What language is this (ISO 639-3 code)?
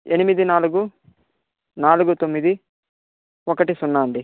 tel